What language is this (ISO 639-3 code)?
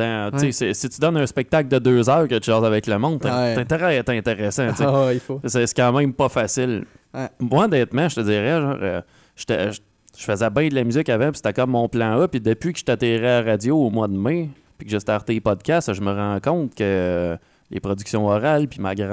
fra